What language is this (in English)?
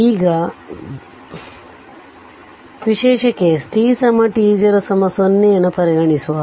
Kannada